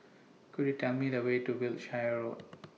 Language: English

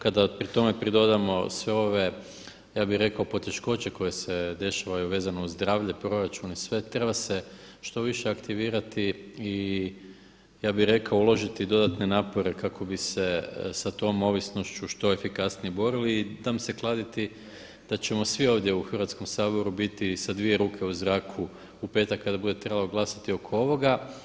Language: Croatian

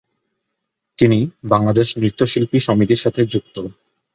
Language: Bangla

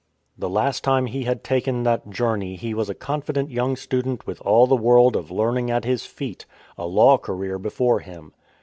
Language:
English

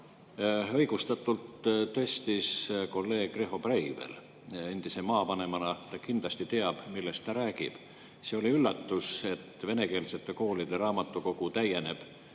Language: Estonian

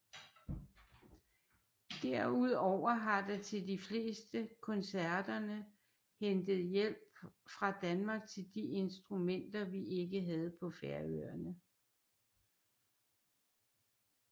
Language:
Danish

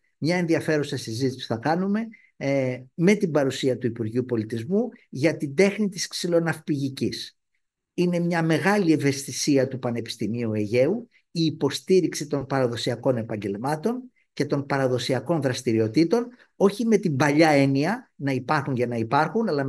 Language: Greek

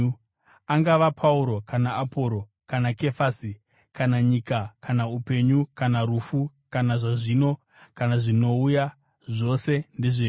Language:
Shona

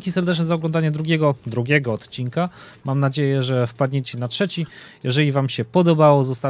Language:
Polish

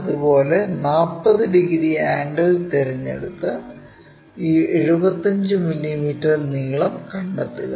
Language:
Malayalam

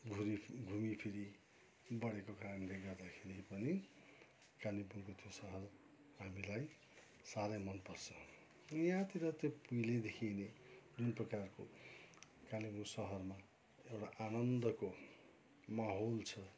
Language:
Nepali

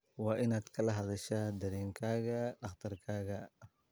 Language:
Somali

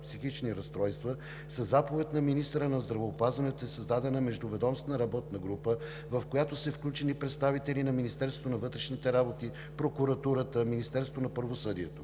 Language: Bulgarian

